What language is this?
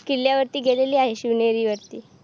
Marathi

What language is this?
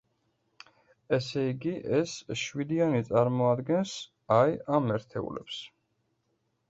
Georgian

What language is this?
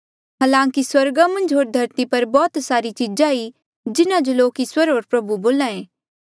Mandeali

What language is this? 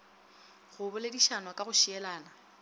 Northern Sotho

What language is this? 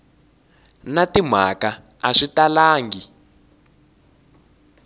Tsonga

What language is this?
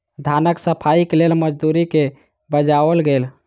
Maithili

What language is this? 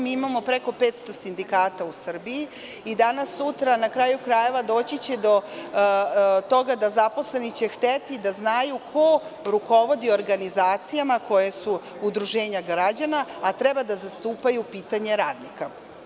Serbian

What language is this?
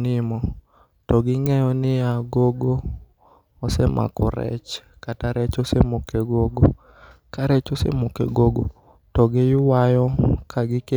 Luo (Kenya and Tanzania)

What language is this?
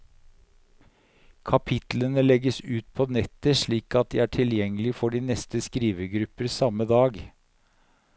Norwegian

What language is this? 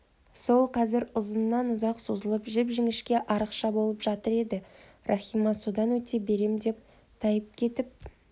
Kazakh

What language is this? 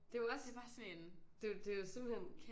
Danish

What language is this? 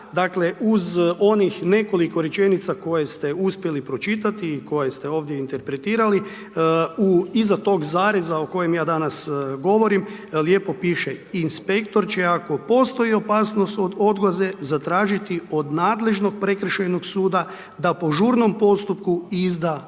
Croatian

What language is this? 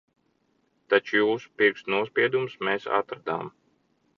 Latvian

